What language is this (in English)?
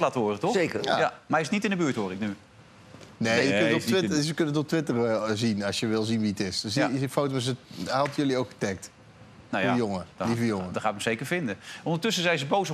Dutch